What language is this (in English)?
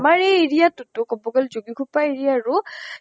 Assamese